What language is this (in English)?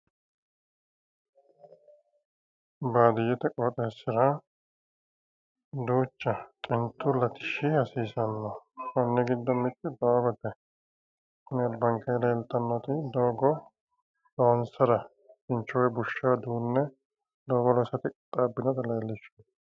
Sidamo